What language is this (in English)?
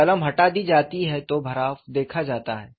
Hindi